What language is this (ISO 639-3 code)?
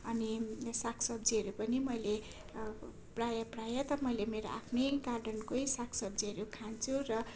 nep